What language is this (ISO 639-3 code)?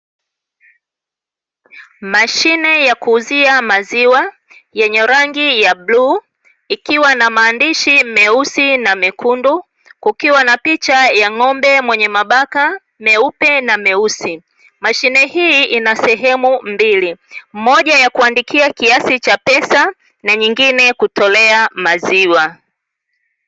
swa